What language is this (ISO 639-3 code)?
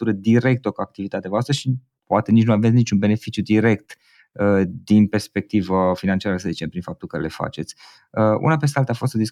ron